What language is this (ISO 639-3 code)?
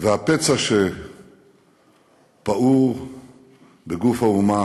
heb